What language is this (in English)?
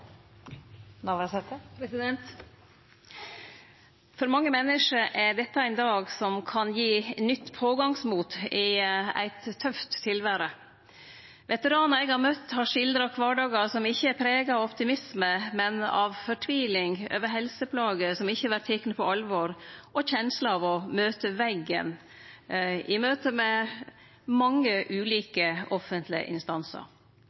Norwegian Nynorsk